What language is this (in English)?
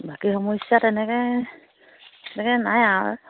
Assamese